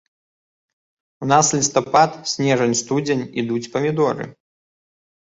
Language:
Belarusian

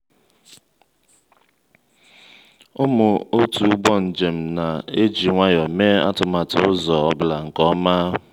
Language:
Igbo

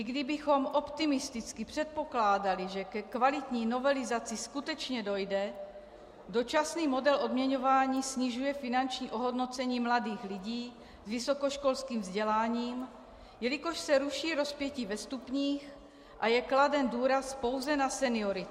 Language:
Czech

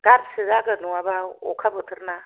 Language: Bodo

